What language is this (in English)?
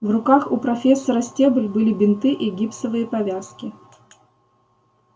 Russian